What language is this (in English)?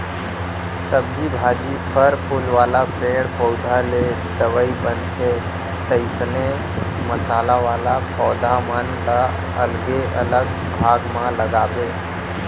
Chhattisgarhi